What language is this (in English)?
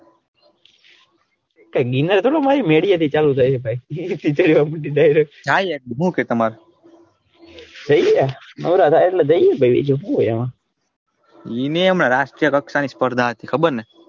Gujarati